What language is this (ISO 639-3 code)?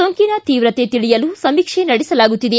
kan